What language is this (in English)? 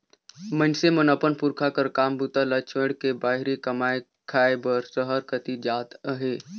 Chhattisgarhi